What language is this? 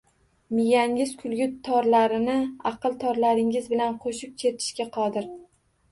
Uzbek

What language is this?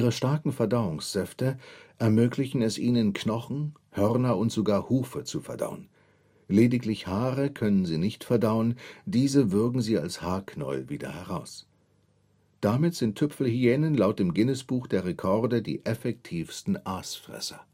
German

